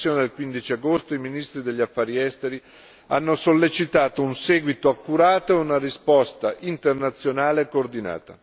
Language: Italian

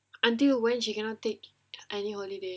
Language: English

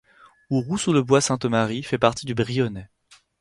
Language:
French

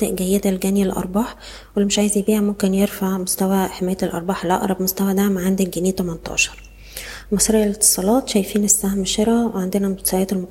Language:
Arabic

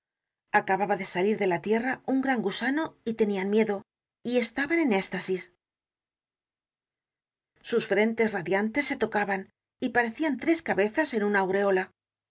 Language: Spanish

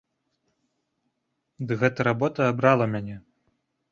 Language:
Belarusian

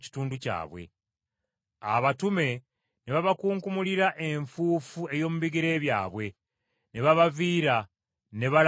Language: Ganda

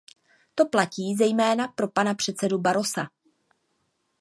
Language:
Czech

